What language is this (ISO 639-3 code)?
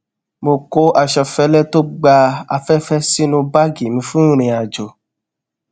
yor